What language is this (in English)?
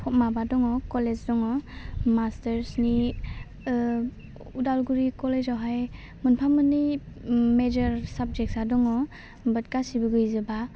Bodo